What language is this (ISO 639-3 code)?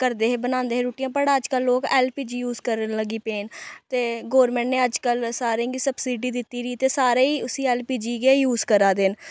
doi